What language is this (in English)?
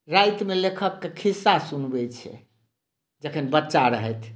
Maithili